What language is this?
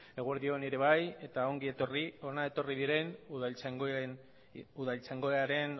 Basque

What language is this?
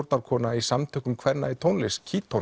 Icelandic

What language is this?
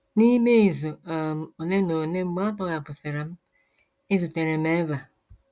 Igbo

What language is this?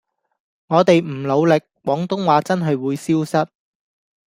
Cantonese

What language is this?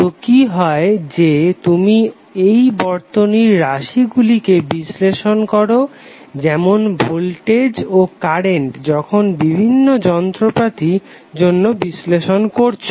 Bangla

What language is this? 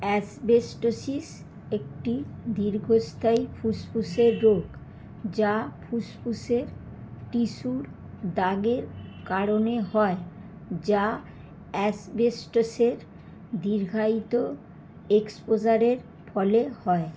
Bangla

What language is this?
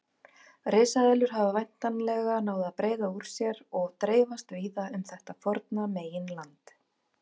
Icelandic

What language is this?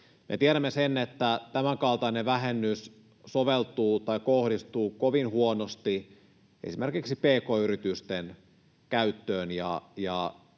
Finnish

